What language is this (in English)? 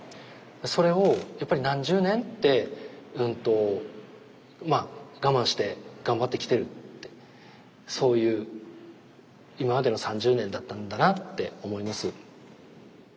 Japanese